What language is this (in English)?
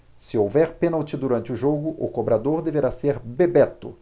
Portuguese